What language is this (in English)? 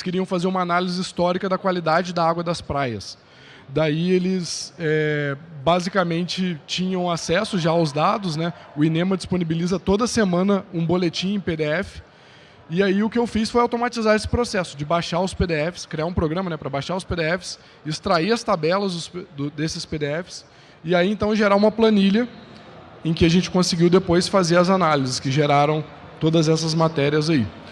Portuguese